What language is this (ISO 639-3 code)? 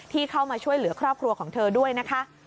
tha